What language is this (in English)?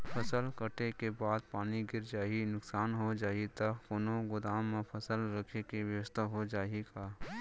Chhattisgarhi